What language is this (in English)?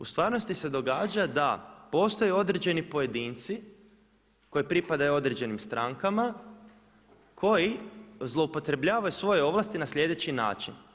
Croatian